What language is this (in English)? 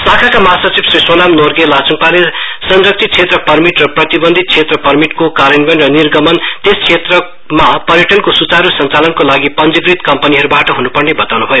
Nepali